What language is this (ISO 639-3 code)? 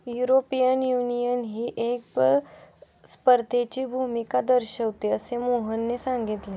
mar